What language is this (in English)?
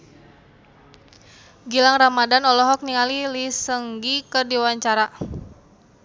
Sundanese